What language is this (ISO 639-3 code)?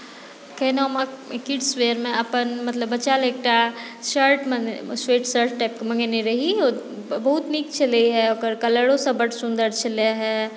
mai